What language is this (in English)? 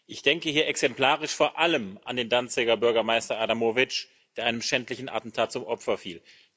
German